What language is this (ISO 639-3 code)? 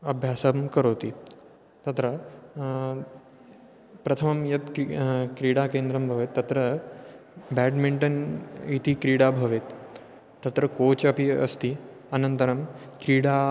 san